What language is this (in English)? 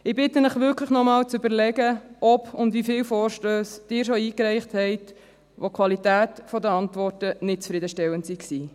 Swiss German